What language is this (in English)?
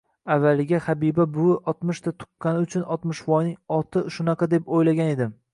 Uzbek